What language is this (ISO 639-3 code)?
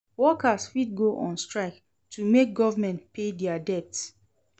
pcm